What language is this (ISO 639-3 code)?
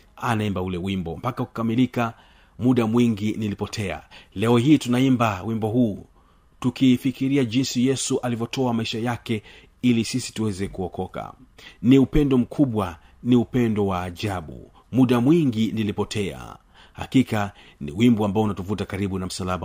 swa